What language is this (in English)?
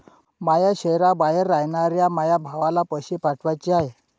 Marathi